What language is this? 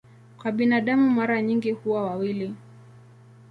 Swahili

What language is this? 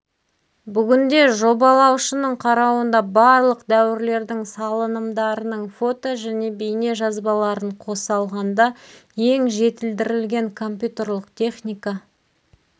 Kazakh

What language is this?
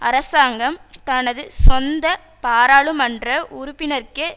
Tamil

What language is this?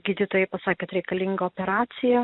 Lithuanian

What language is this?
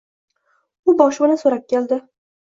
Uzbek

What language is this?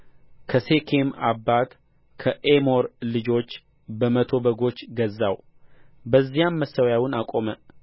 Amharic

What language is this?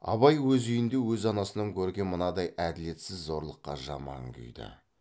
Kazakh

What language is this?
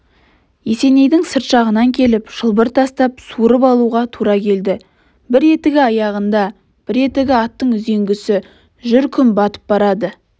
Kazakh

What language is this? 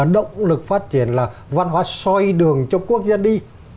Vietnamese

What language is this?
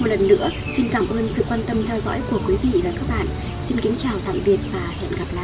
Vietnamese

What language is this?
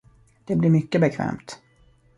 Swedish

